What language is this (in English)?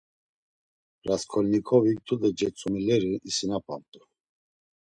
Laz